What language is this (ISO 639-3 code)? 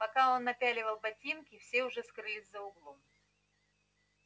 rus